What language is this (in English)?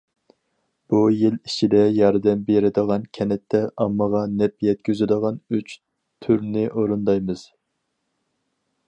Uyghur